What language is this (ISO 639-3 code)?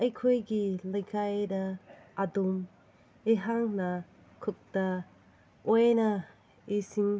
mni